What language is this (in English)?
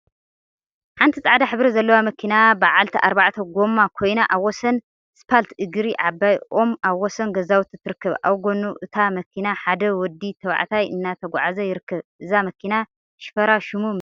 Tigrinya